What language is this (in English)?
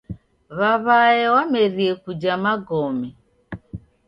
Taita